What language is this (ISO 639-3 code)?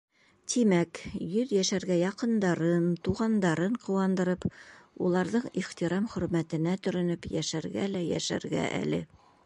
bak